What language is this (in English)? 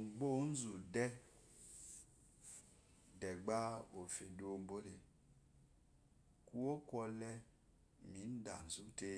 Eloyi